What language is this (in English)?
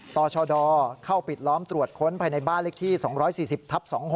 Thai